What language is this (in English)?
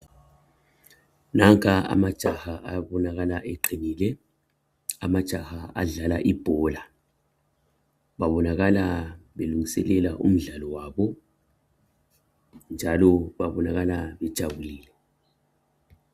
North Ndebele